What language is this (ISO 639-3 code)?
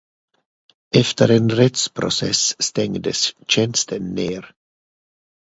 swe